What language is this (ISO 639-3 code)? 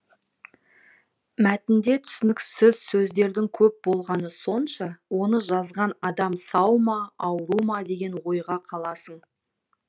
kaz